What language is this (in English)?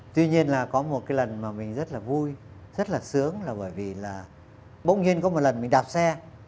Vietnamese